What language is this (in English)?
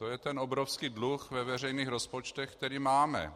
Czech